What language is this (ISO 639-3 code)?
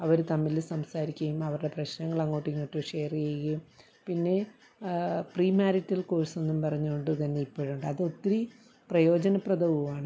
mal